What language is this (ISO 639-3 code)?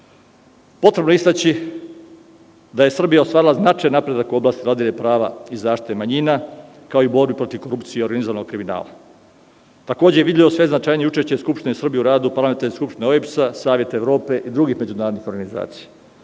srp